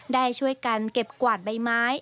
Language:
Thai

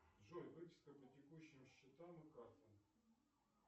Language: Russian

